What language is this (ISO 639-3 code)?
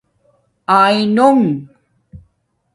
dmk